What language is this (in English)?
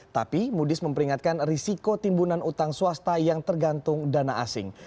Indonesian